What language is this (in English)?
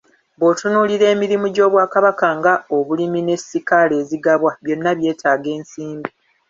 Ganda